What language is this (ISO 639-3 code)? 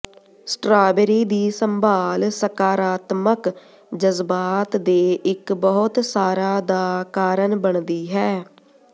pan